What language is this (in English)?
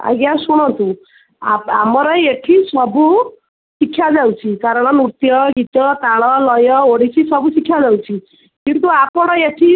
Odia